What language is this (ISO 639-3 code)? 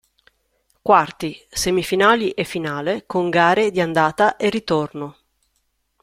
ita